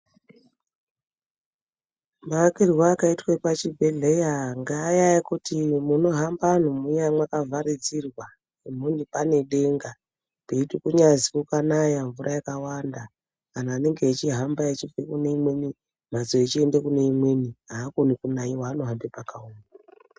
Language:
Ndau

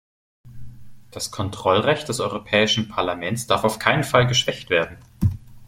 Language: German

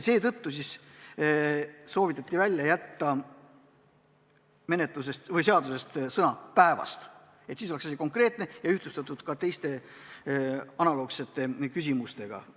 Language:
Estonian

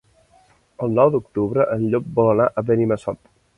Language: Catalan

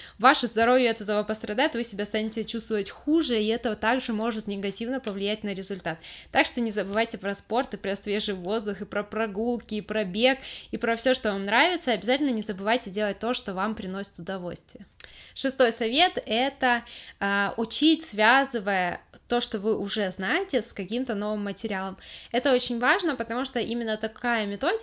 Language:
Russian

